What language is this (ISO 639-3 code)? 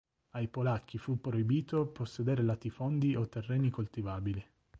ita